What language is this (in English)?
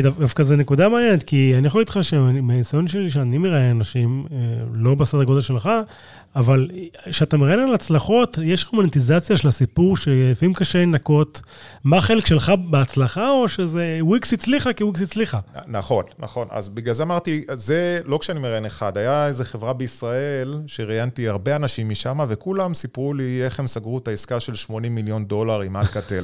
Hebrew